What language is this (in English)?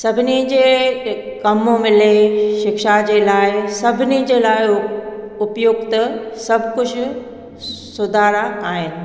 Sindhi